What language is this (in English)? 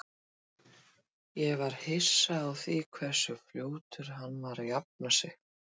Icelandic